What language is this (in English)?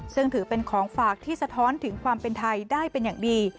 Thai